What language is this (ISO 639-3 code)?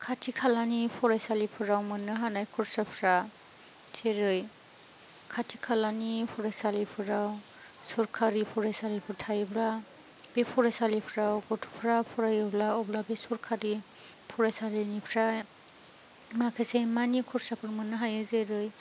brx